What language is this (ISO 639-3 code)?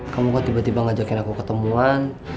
ind